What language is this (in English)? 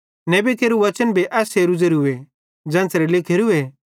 Bhadrawahi